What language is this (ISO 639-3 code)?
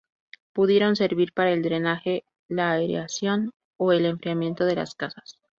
spa